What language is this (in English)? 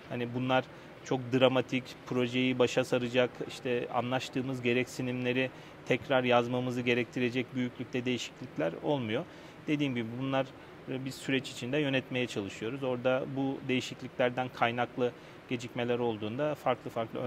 Turkish